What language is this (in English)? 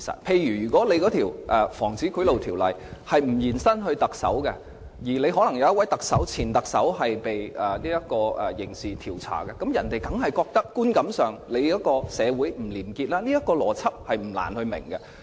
Cantonese